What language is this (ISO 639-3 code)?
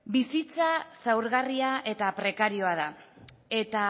eus